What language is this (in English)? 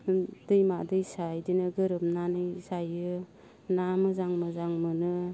Bodo